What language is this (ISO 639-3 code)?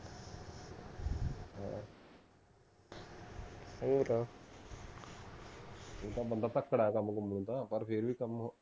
pan